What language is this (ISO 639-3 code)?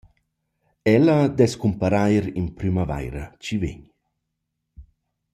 roh